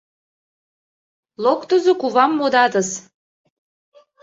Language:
Mari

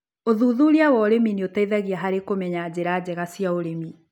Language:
Kikuyu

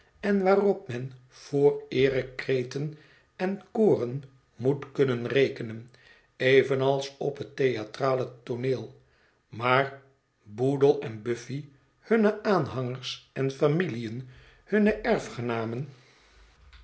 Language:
Dutch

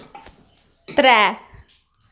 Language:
Dogri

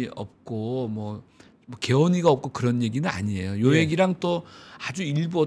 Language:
Korean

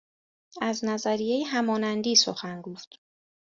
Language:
Persian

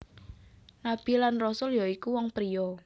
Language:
Javanese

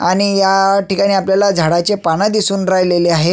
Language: Marathi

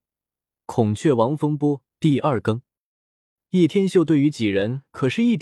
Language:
Chinese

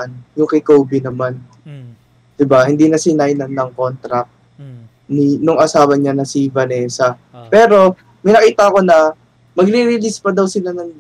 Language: Filipino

